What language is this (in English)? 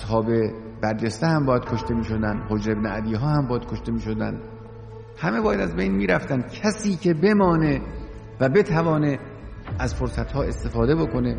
Persian